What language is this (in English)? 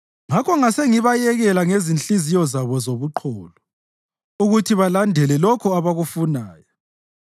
North Ndebele